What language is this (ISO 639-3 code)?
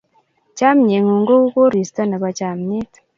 kln